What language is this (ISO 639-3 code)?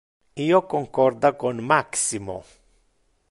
ina